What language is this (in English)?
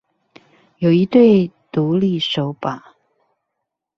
Chinese